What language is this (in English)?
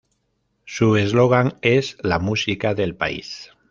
Spanish